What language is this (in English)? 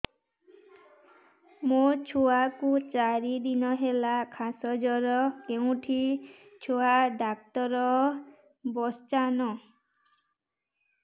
Odia